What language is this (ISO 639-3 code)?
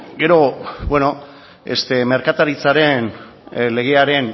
eus